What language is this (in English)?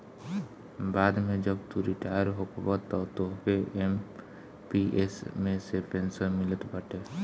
Bhojpuri